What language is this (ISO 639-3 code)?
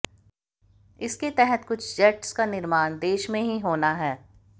hin